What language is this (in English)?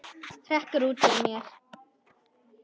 Icelandic